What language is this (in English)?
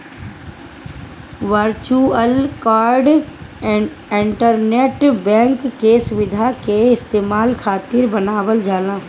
Bhojpuri